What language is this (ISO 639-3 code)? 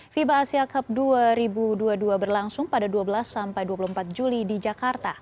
ind